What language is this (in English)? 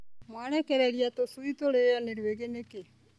Kikuyu